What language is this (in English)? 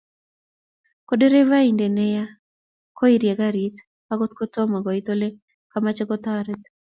Kalenjin